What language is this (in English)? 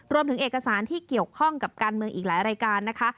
Thai